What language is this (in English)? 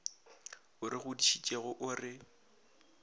Northern Sotho